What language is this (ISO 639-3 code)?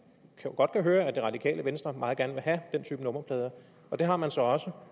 dan